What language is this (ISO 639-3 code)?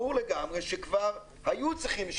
heb